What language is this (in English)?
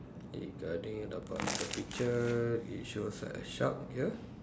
English